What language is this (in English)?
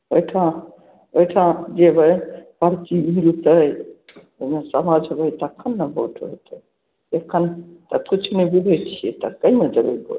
Maithili